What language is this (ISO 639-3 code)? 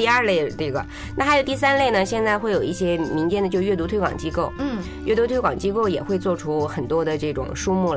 zho